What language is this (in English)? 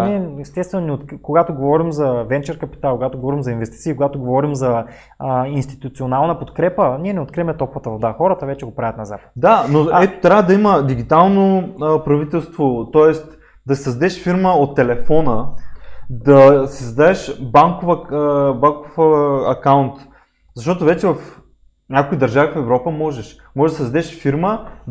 Bulgarian